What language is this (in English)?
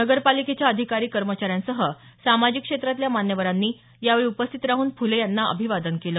Marathi